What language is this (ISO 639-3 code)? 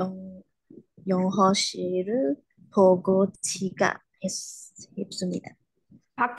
kor